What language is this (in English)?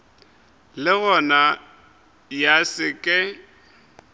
Northern Sotho